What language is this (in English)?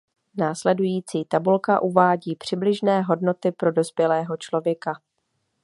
Czech